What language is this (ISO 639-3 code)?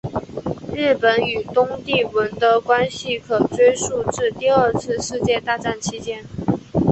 zho